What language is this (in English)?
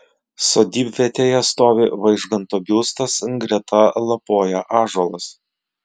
Lithuanian